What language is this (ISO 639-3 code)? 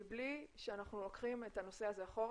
heb